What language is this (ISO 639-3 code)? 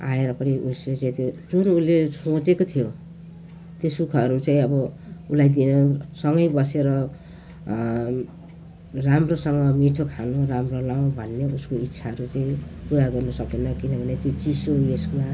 nep